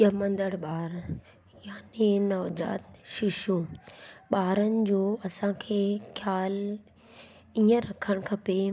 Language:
Sindhi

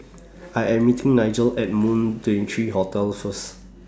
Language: English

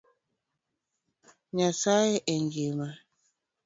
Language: Luo (Kenya and Tanzania)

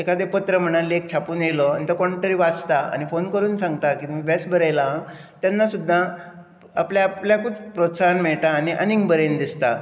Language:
Konkani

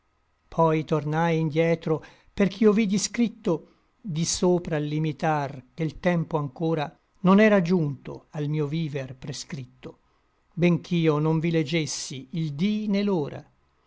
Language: Italian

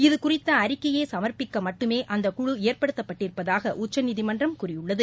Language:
Tamil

